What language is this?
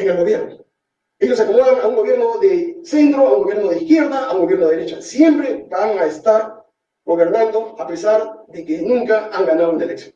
Spanish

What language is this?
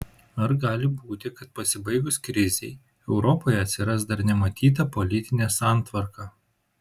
Lithuanian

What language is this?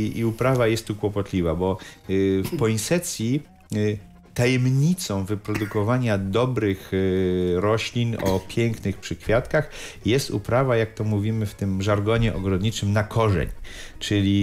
Polish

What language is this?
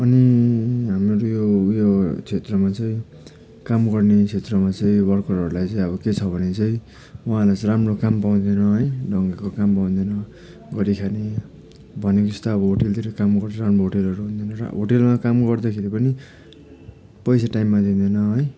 Nepali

